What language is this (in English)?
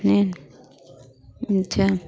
Maithili